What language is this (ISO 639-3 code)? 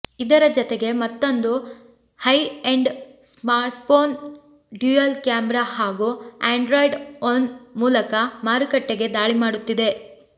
kan